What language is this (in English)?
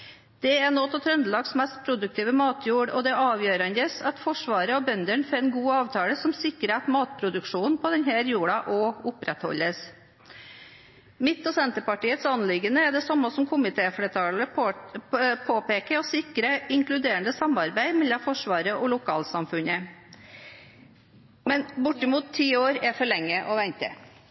Norwegian Bokmål